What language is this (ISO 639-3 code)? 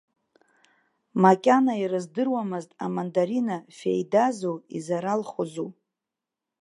abk